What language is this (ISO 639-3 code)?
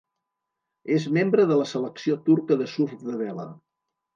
cat